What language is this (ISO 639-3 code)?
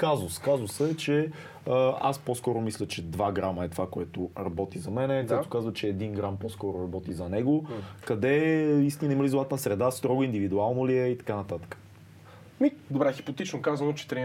bul